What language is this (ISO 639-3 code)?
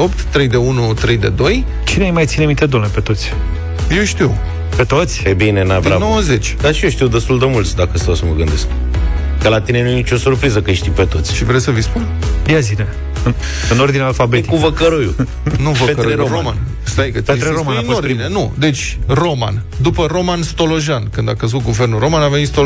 ron